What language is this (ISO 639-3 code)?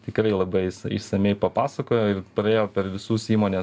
lit